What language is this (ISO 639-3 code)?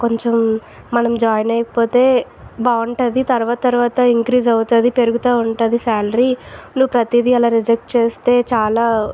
tel